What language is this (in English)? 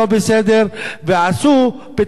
Hebrew